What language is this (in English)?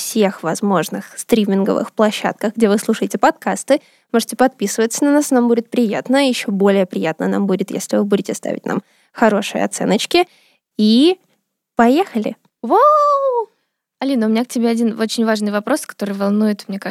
Russian